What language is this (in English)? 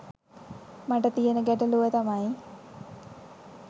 Sinhala